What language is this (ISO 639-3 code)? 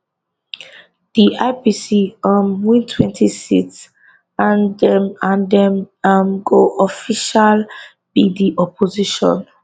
pcm